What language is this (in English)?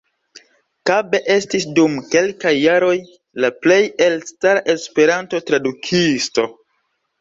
Esperanto